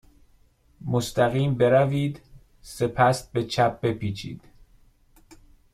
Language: Persian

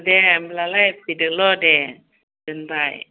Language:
Bodo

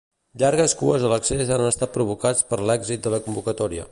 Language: Catalan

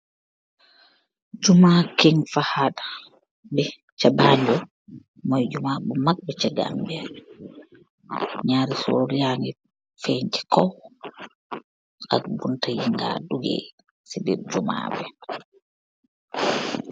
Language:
Wolof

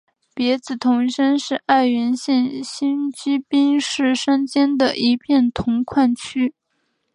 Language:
Chinese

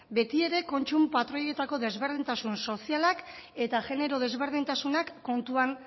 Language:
Basque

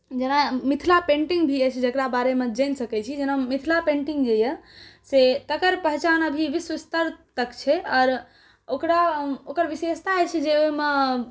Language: Maithili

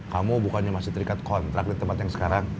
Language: Indonesian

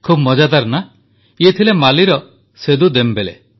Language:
Odia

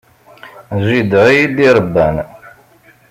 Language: Kabyle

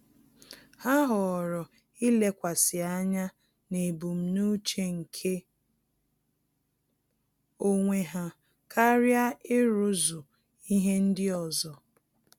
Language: Igbo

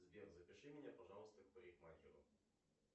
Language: Russian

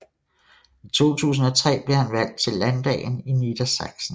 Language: Danish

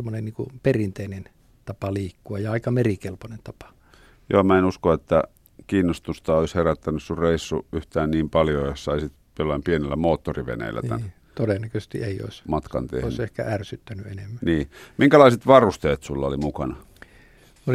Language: Finnish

